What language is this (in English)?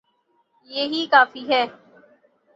Urdu